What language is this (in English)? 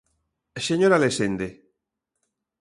Galician